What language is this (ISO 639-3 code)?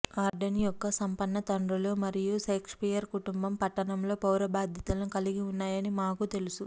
tel